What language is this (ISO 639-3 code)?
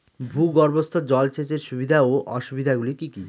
ben